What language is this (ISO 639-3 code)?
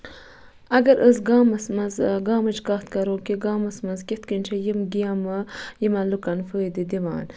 kas